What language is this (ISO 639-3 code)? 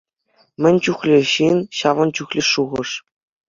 chv